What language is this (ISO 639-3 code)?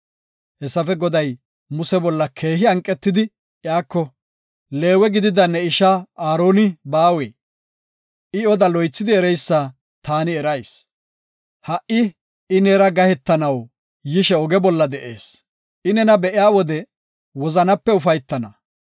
gof